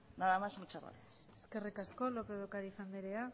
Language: Basque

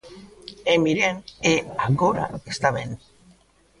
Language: Galician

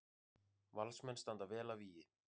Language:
Icelandic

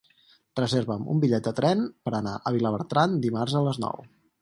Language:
Catalan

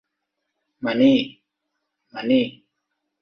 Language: Thai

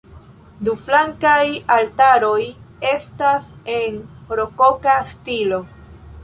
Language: Esperanto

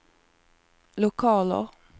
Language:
Swedish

